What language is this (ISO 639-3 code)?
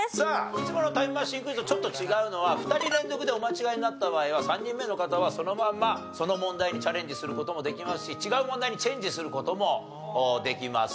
jpn